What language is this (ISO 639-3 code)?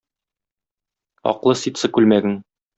tat